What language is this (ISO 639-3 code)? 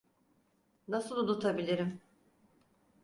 tur